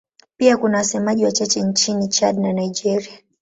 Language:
Swahili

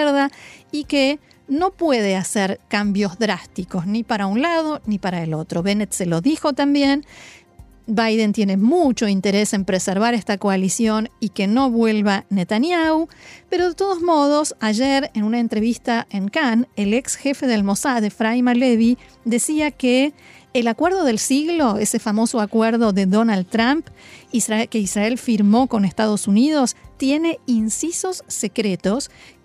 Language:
Spanish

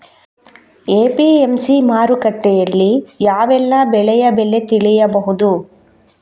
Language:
Kannada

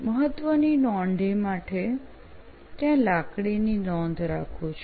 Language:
Gujarati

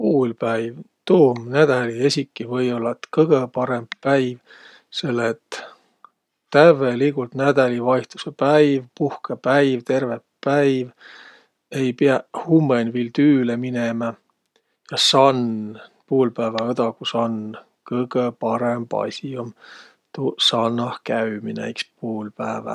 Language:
Võro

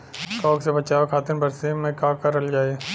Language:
Bhojpuri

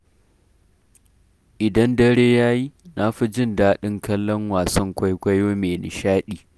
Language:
Hausa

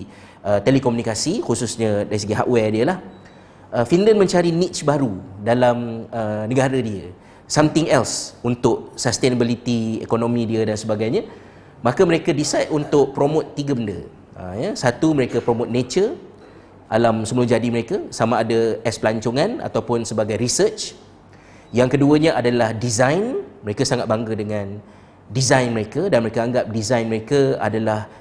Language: Malay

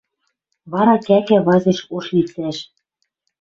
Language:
Western Mari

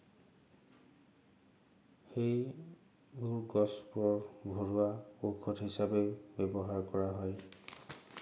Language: Assamese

